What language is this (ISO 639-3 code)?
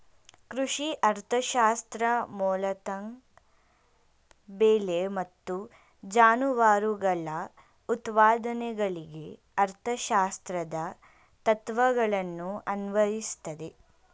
kan